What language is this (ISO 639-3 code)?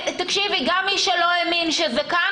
heb